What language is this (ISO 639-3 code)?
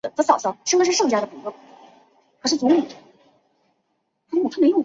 zho